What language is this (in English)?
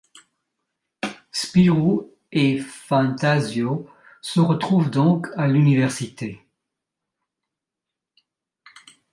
French